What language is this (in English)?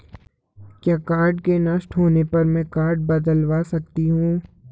Hindi